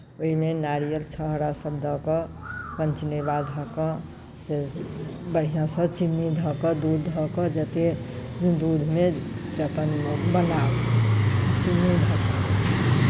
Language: Maithili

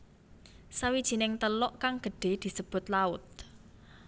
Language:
Javanese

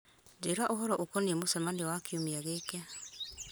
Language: Kikuyu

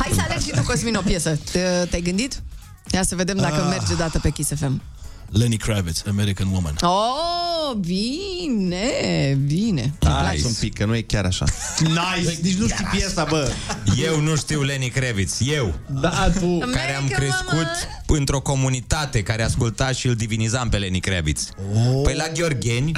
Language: Romanian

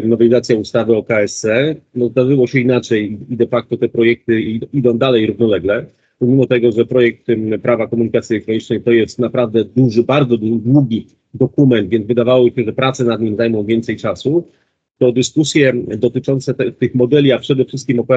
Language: Polish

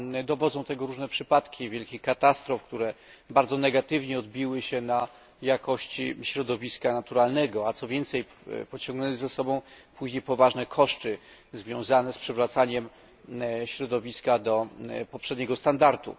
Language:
Polish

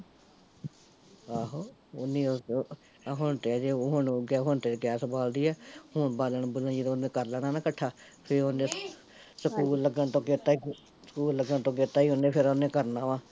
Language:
Punjabi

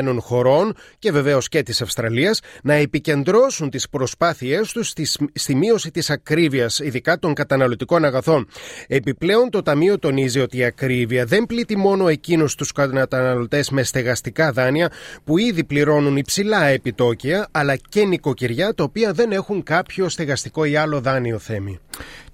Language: Greek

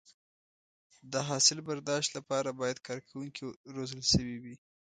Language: Pashto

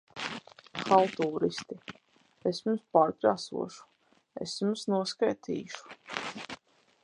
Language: Latvian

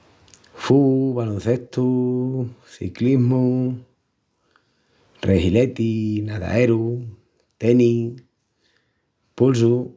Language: Extremaduran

